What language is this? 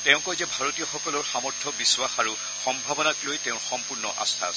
Assamese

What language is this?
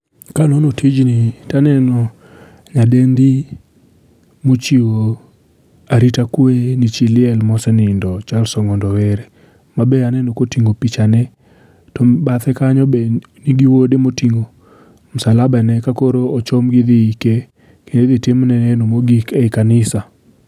Luo (Kenya and Tanzania)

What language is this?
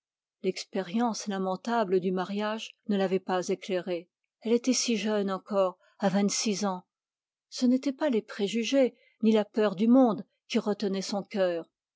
French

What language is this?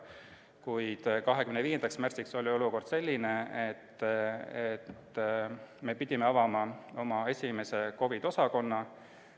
Estonian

